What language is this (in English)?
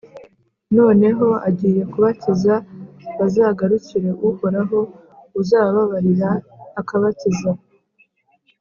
Kinyarwanda